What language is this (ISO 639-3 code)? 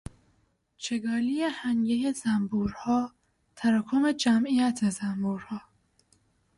fas